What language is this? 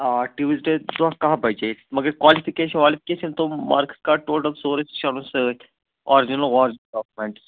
Kashmiri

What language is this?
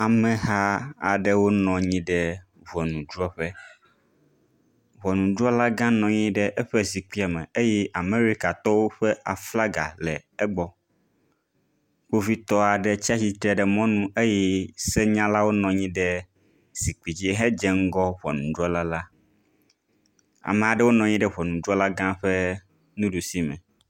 Ewe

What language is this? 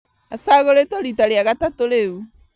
Kikuyu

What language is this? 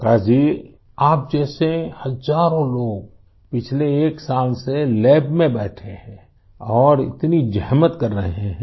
Hindi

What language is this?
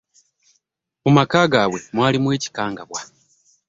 Ganda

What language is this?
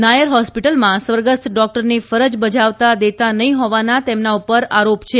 Gujarati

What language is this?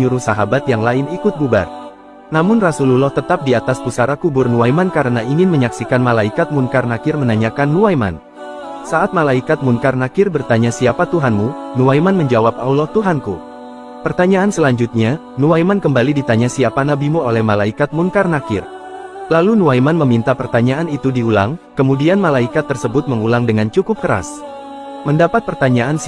Indonesian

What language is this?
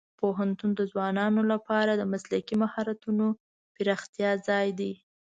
Pashto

